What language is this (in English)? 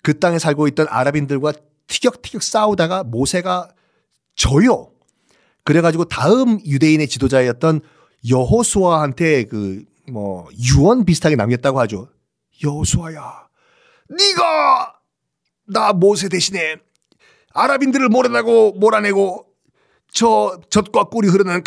Korean